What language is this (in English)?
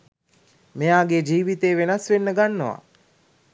Sinhala